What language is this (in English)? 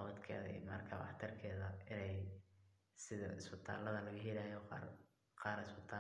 Somali